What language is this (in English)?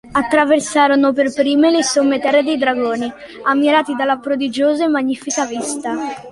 Italian